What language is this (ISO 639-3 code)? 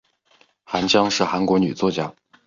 zho